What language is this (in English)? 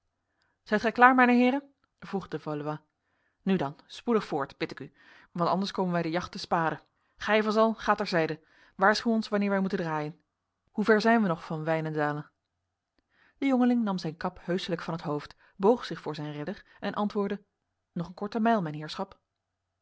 Dutch